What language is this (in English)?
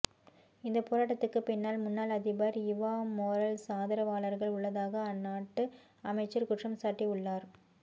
Tamil